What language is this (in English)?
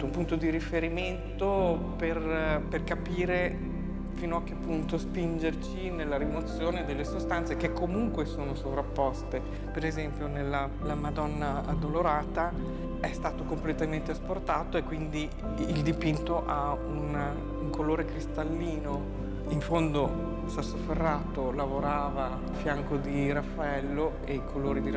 Italian